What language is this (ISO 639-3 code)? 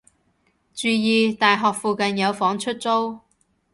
yue